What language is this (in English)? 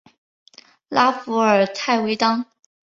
Chinese